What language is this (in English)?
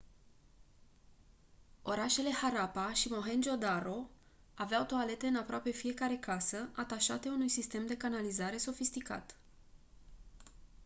Romanian